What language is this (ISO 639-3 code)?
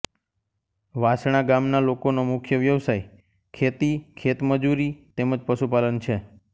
guj